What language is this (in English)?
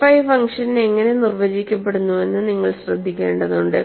Malayalam